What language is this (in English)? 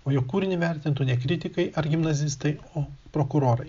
Lithuanian